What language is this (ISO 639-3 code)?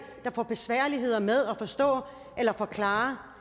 dan